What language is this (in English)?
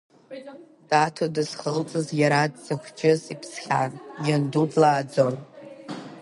Abkhazian